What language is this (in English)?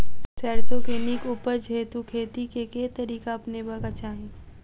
Maithili